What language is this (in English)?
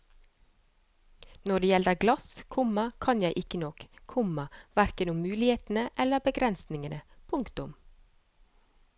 Norwegian